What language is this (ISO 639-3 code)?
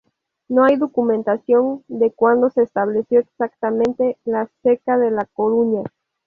spa